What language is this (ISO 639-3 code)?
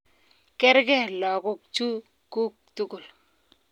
kln